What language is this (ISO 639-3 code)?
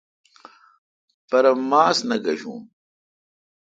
xka